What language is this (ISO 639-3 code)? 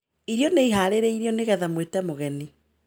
kik